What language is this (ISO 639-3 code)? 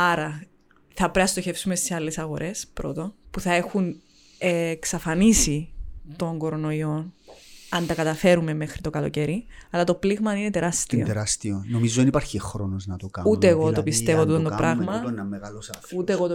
ell